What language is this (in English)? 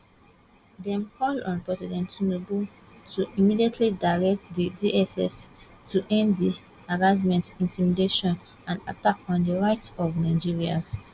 Nigerian Pidgin